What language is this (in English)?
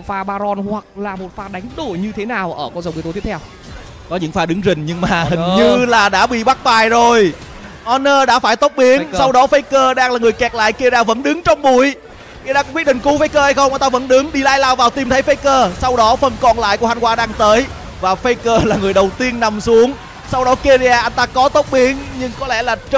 Vietnamese